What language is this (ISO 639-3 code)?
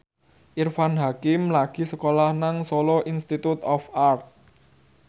jav